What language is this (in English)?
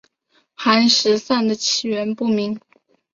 Chinese